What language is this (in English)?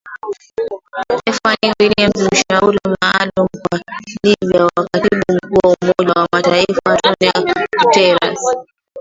Swahili